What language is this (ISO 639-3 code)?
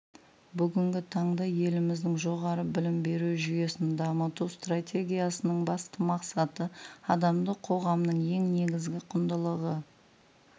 kaz